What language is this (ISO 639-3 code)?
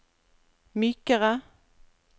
nor